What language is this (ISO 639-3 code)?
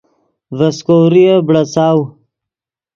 ydg